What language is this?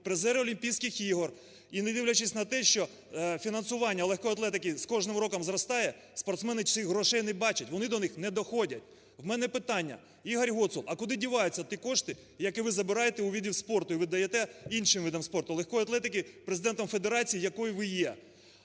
Ukrainian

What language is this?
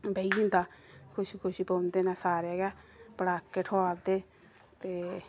Dogri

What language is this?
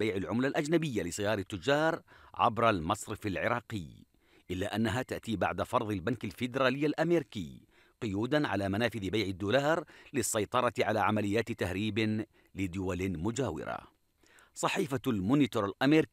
Arabic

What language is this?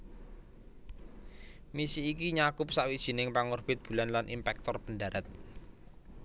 Javanese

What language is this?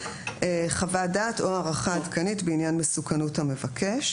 Hebrew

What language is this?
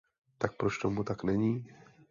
Czech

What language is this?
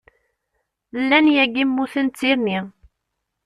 Kabyle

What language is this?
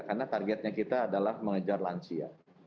Indonesian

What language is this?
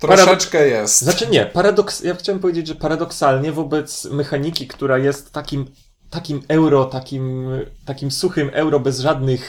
Polish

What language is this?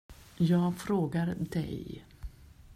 Swedish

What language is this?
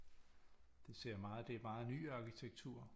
Danish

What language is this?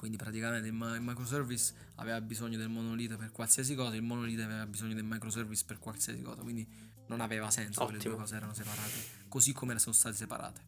Italian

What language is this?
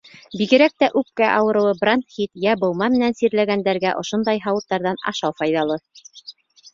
Bashkir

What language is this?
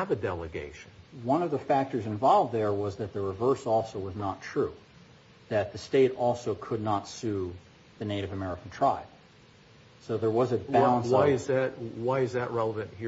English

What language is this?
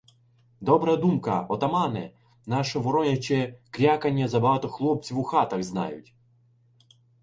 Ukrainian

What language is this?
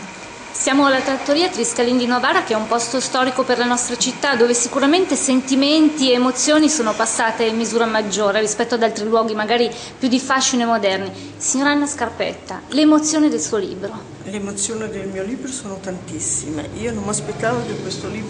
Italian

